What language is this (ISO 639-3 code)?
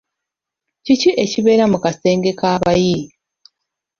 lug